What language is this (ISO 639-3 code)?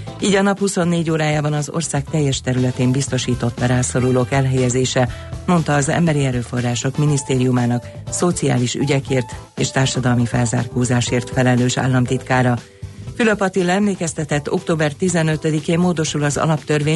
hun